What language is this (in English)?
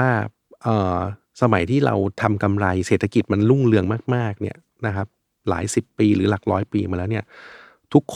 Thai